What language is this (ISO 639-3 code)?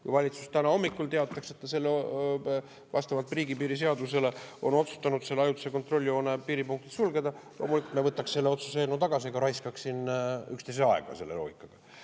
est